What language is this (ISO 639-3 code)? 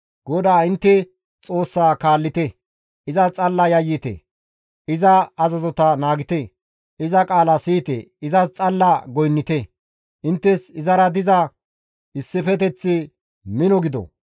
gmv